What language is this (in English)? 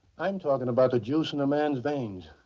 English